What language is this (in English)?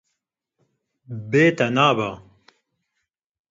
Kurdish